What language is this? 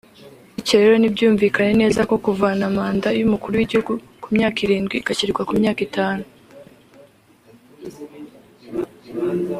Kinyarwanda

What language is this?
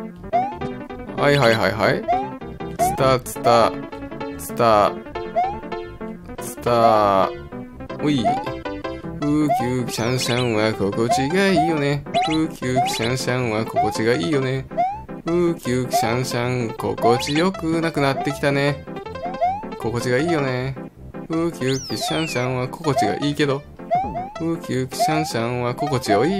Japanese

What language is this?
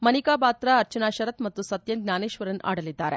Kannada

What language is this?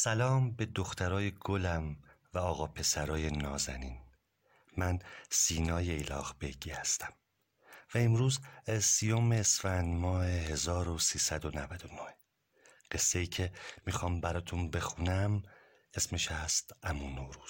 Persian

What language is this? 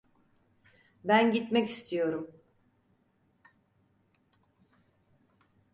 Turkish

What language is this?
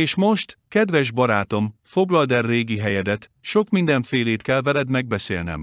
Hungarian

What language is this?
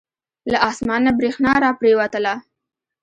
Pashto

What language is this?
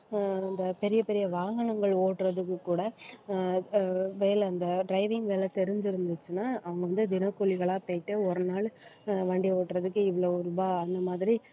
Tamil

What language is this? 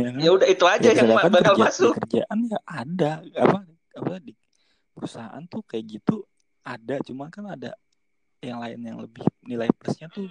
Indonesian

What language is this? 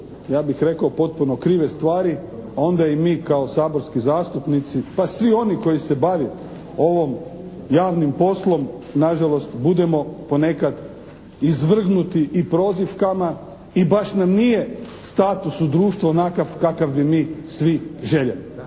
Croatian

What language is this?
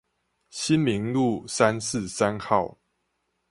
Chinese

